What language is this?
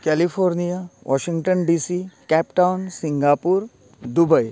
Konkani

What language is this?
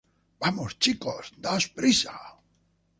Spanish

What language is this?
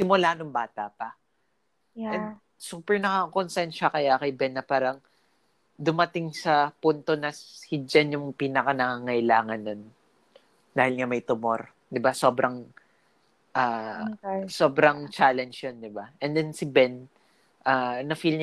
Filipino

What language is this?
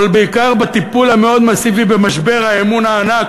Hebrew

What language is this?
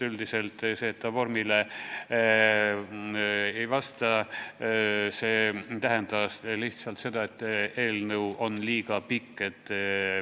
Estonian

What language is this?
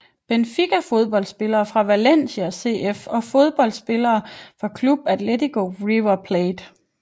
Danish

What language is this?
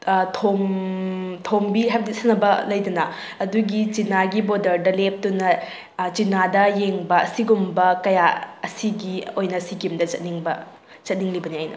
Manipuri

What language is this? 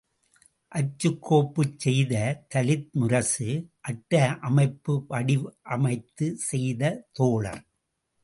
Tamil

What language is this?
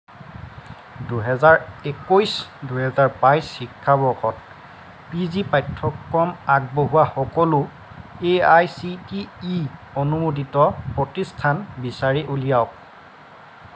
Assamese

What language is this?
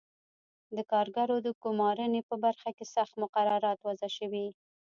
Pashto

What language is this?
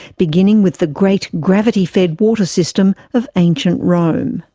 English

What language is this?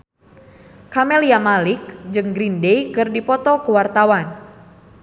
Sundanese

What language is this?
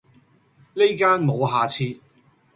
Cantonese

